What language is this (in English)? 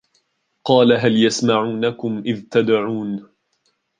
Arabic